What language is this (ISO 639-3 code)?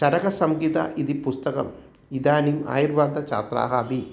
san